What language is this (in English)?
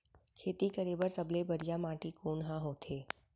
Chhattisgarhi